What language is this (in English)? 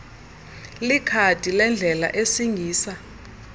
Xhosa